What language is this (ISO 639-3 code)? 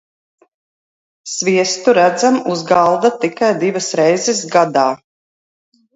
lav